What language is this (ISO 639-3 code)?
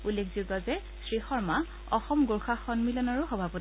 asm